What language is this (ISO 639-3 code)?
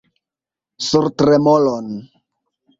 epo